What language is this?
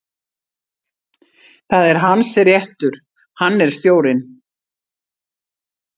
Icelandic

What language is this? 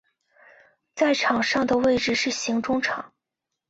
Chinese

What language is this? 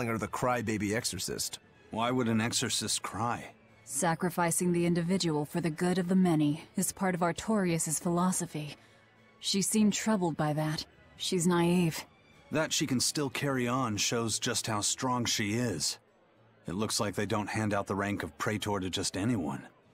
English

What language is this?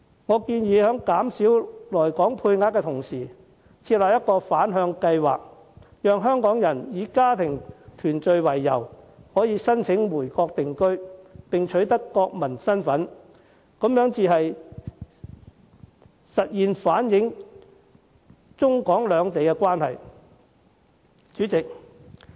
Cantonese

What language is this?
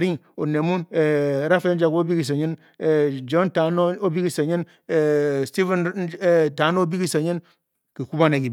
Bokyi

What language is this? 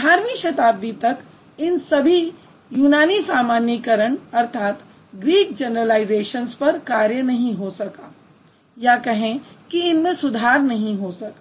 Hindi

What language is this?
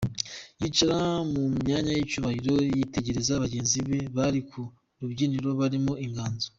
Kinyarwanda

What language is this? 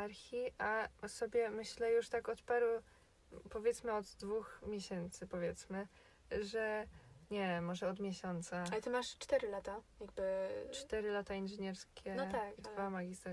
Polish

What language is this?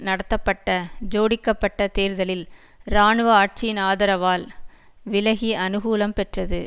Tamil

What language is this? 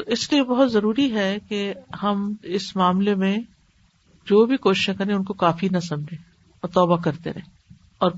Urdu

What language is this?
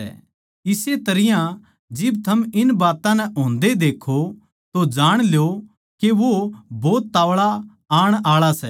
Haryanvi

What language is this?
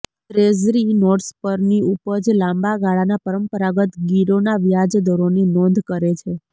Gujarati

